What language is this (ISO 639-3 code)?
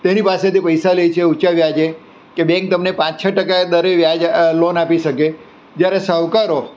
guj